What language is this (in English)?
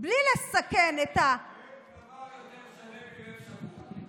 Hebrew